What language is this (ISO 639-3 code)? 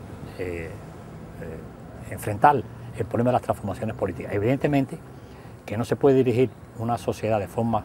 spa